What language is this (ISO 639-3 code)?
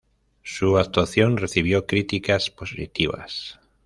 spa